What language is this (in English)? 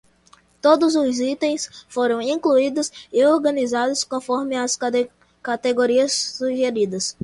Portuguese